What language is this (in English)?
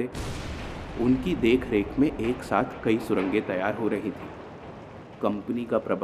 Hindi